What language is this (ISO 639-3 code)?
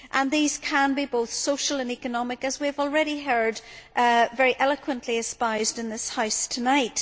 eng